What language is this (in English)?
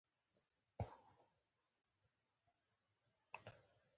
Pashto